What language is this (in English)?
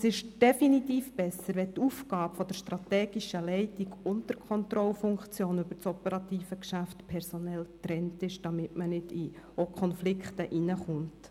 Swiss German